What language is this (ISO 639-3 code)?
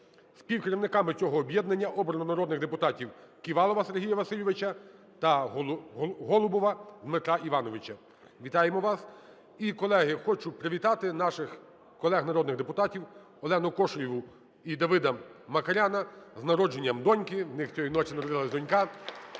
ukr